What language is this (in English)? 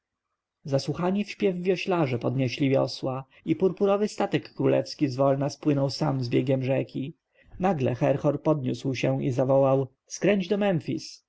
Polish